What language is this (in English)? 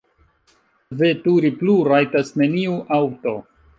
Esperanto